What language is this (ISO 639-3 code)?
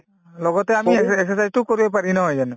asm